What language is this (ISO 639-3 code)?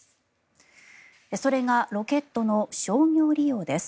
jpn